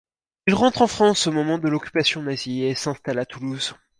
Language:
French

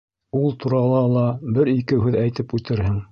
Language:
Bashkir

